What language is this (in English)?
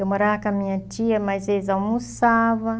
Portuguese